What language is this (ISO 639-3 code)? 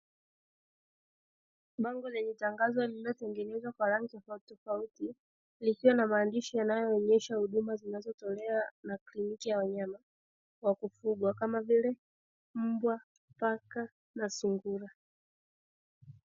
swa